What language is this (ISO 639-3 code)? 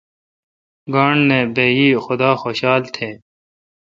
xka